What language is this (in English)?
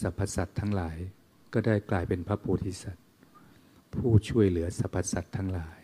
Thai